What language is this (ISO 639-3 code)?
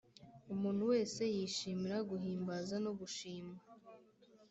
kin